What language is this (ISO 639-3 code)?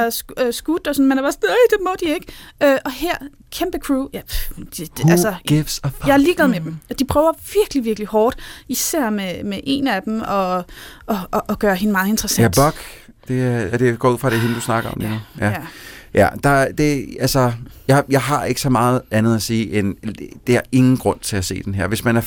dan